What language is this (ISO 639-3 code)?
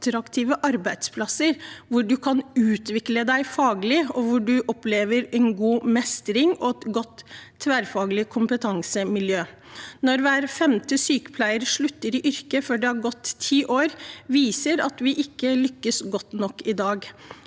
nor